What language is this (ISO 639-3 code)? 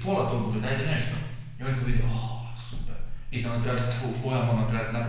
hrv